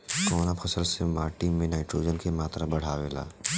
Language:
Bhojpuri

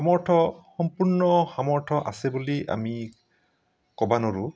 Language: Assamese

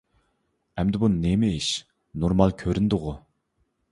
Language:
Uyghur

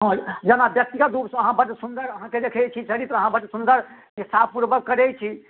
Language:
Maithili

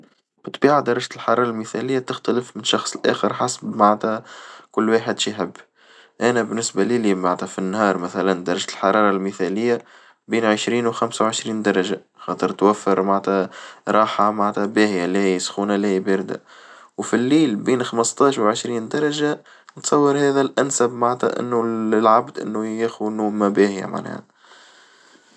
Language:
Tunisian Arabic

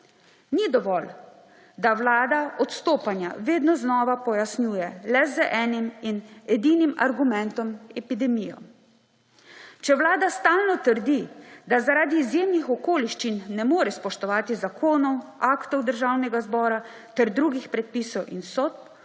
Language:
Slovenian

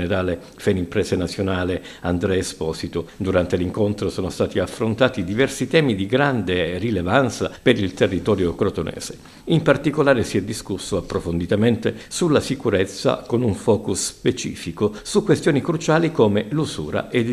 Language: Italian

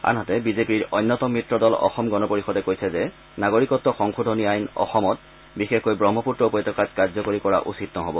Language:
Assamese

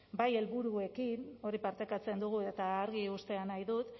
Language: Basque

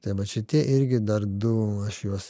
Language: Lithuanian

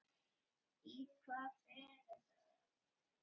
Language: Icelandic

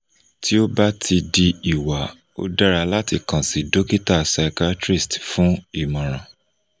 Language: Yoruba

